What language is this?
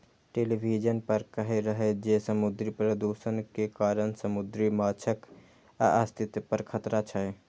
Maithili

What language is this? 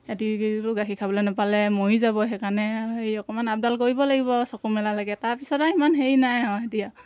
Assamese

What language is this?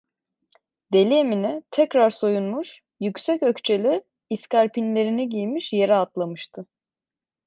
Turkish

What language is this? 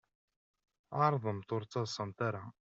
Kabyle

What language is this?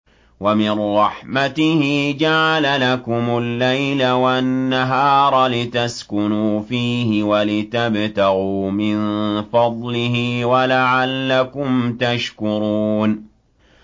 Arabic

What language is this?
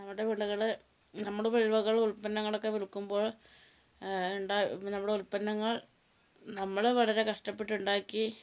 Malayalam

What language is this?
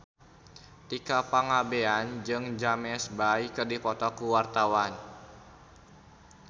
Sundanese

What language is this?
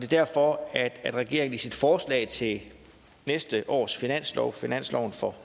Danish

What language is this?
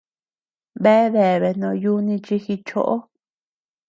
Tepeuxila Cuicatec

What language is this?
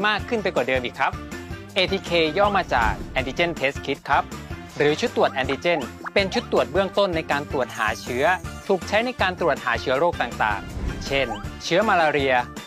Thai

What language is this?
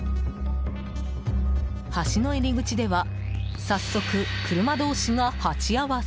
Japanese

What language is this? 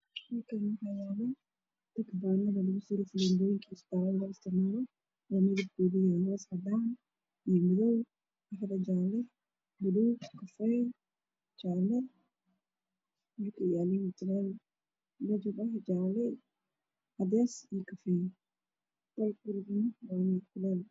Somali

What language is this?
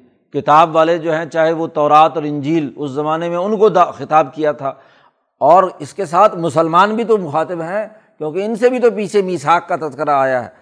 Urdu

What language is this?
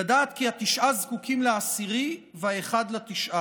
Hebrew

